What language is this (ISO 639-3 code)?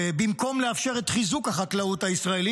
heb